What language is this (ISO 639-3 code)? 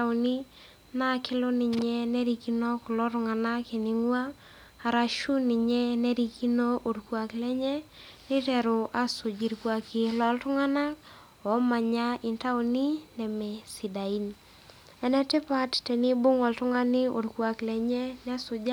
mas